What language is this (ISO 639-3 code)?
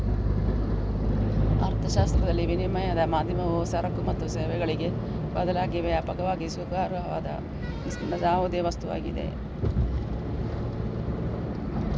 kan